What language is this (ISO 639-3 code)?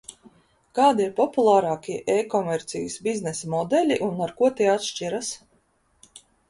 lav